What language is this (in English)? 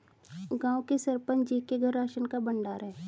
Hindi